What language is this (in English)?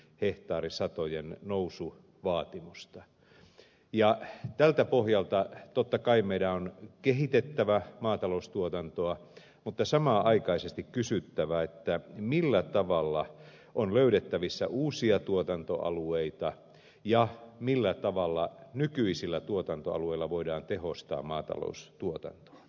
Finnish